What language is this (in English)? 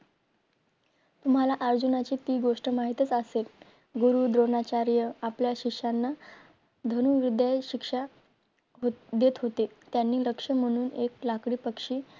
Marathi